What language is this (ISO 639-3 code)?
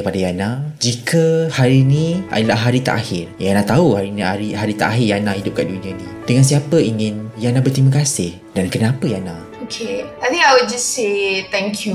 msa